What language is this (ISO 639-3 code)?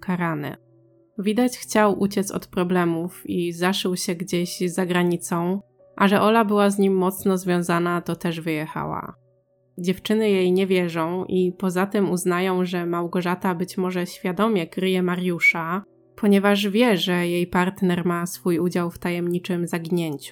pol